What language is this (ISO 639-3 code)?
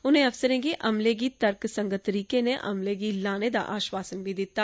doi